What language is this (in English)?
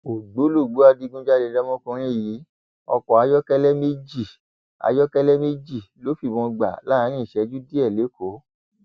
Yoruba